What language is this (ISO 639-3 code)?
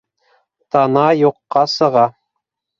bak